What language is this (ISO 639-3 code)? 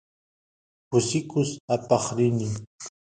qus